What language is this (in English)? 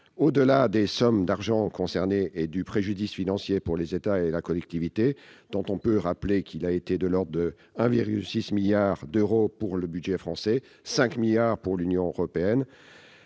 French